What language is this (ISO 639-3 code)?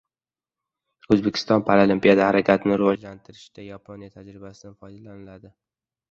uzb